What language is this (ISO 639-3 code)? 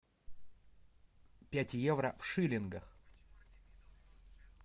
rus